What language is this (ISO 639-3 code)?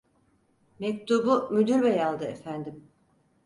tur